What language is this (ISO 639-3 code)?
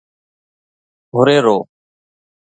snd